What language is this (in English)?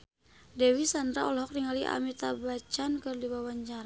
Sundanese